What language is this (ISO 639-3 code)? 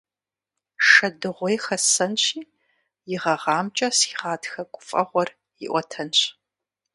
kbd